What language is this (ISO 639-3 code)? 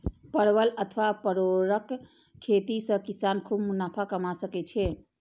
mai